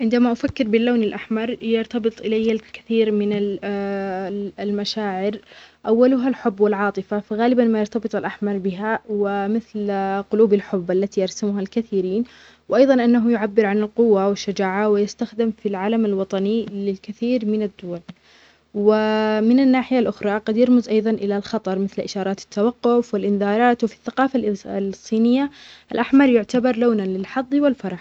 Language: Omani Arabic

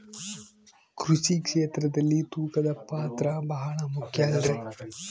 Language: Kannada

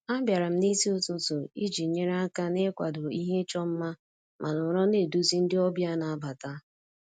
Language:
Igbo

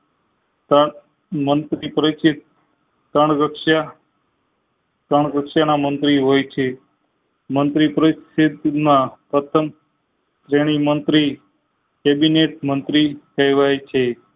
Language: Gujarati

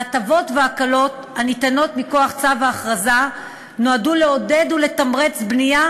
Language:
Hebrew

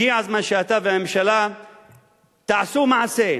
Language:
Hebrew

